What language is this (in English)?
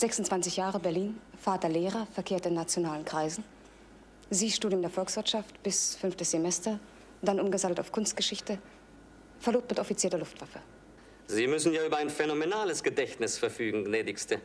German